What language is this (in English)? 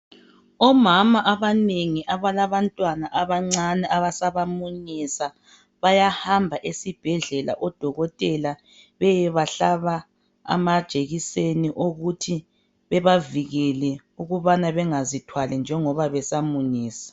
North Ndebele